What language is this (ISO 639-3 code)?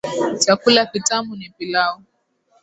swa